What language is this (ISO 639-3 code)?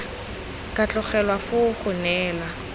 tsn